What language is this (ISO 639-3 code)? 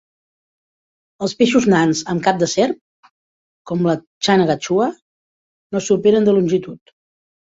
cat